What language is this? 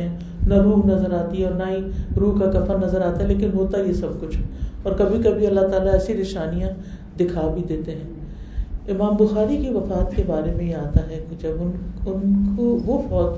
Urdu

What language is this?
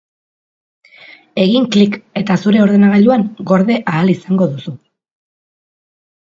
Basque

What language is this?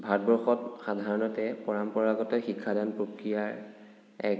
Assamese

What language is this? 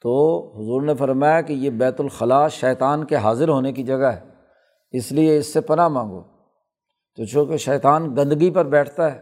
Urdu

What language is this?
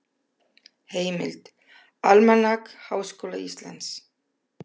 Icelandic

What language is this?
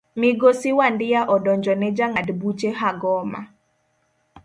Luo (Kenya and Tanzania)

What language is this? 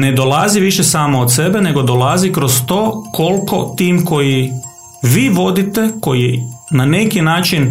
Croatian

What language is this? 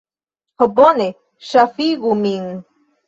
Esperanto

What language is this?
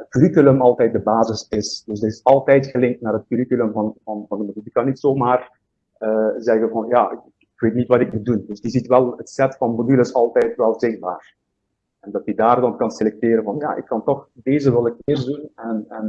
Dutch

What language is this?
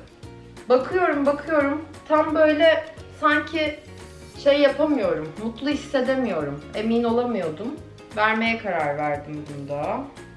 Turkish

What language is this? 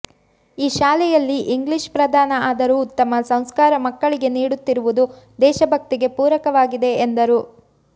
Kannada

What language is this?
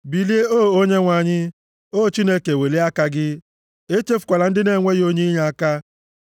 Igbo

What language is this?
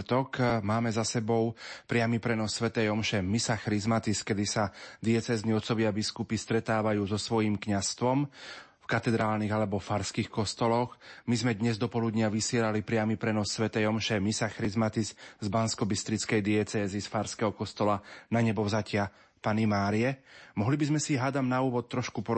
Slovak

